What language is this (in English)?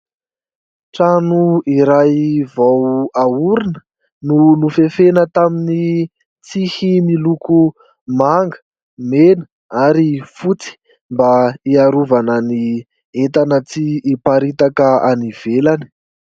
Malagasy